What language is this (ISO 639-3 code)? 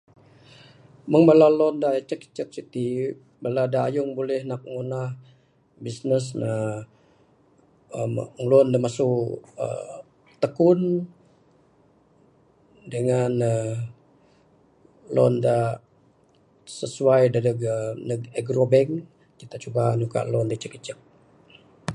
sdo